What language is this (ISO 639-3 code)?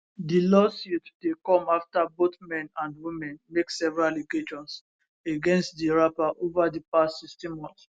pcm